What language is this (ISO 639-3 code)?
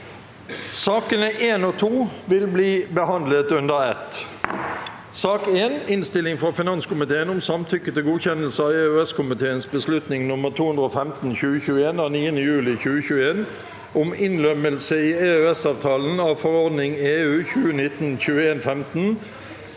nor